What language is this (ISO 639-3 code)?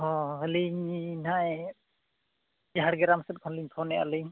sat